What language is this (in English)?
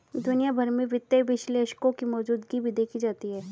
Hindi